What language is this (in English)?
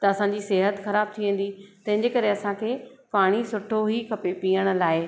Sindhi